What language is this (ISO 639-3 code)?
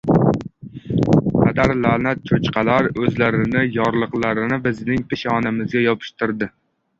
uzb